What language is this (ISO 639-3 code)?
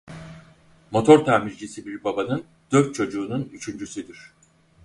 tur